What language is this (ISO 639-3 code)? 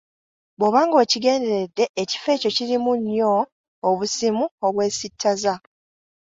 lug